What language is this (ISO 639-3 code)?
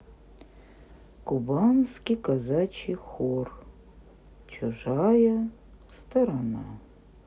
rus